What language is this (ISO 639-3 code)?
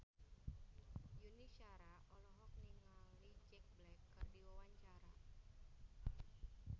sun